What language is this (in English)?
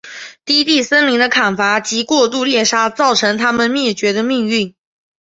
Chinese